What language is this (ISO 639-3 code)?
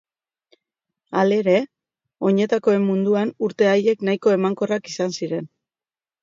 eus